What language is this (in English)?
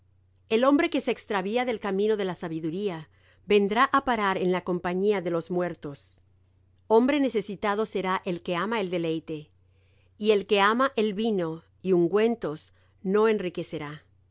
Spanish